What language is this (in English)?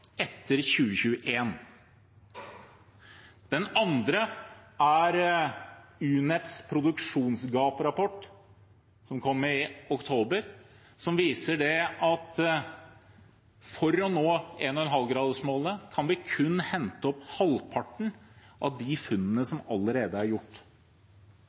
Norwegian Bokmål